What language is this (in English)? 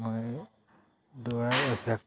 Assamese